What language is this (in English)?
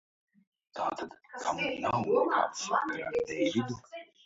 Latvian